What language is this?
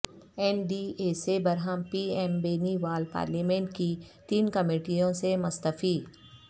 Urdu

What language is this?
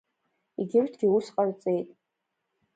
Abkhazian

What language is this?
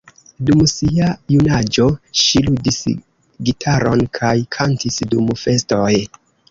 Esperanto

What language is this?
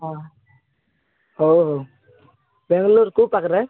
Odia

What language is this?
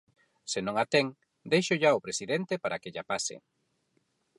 Galician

